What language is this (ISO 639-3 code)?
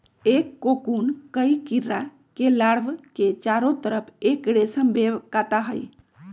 mag